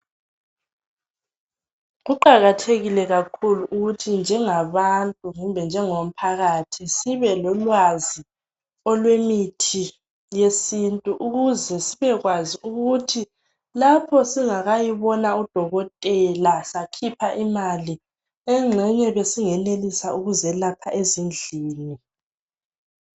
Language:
North Ndebele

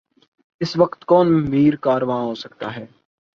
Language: Urdu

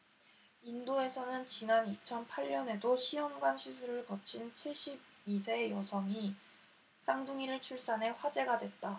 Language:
Korean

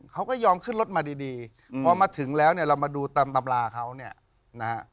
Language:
Thai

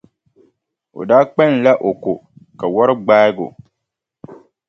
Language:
Dagbani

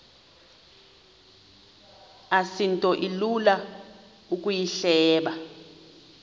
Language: Xhosa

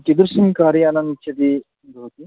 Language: Sanskrit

